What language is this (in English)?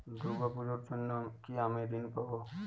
Bangla